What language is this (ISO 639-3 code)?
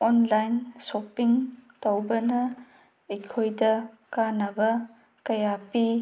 mni